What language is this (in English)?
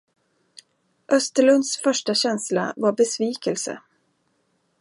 Swedish